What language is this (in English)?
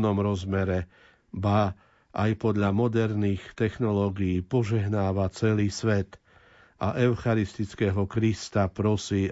Slovak